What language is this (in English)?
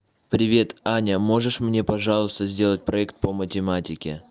Russian